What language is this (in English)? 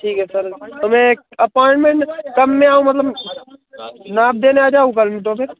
Hindi